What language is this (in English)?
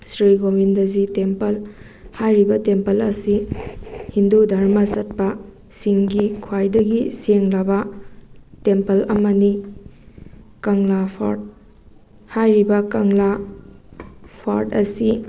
Manipuri